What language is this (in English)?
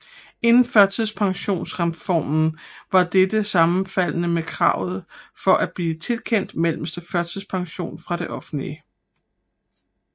Danish